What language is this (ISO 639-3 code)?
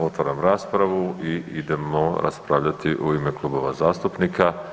hrv